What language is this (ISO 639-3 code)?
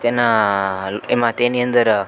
guj